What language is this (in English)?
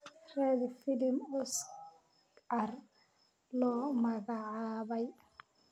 Somali